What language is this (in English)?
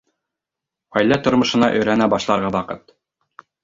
Bashkir